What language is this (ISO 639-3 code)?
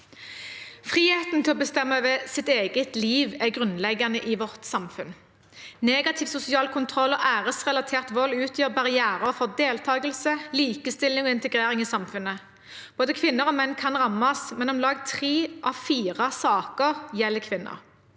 nor